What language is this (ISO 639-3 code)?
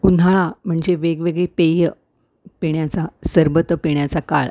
mar